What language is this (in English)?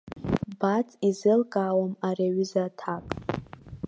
Abkhazian